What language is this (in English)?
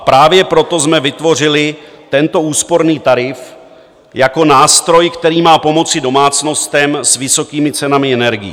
Czech